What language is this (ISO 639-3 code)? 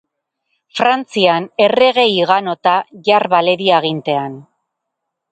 eus